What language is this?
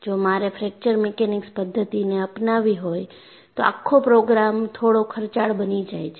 Gujarati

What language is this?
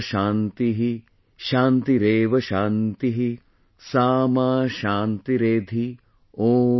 English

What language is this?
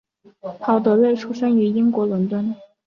Chinese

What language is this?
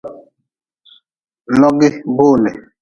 Nawdm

